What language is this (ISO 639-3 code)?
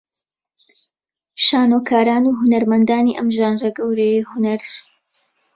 ckb